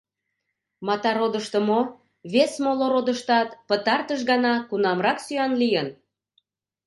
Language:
Mari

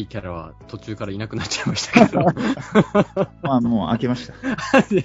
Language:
Japanese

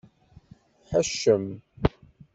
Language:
Kabyle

